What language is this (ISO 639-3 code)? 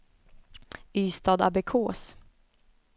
swe